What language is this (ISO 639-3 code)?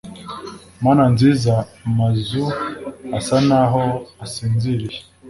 kin